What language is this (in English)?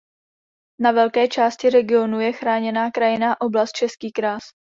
Czech